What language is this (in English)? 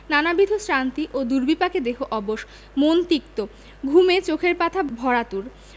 Bangla